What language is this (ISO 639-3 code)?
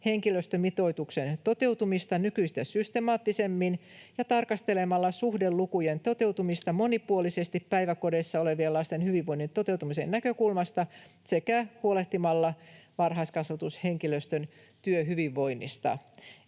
fin